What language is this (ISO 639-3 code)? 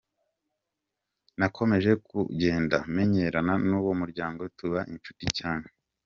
kin